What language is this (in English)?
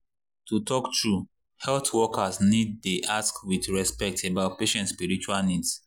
Nigerian Pidgin